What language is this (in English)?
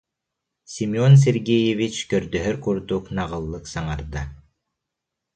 Yakut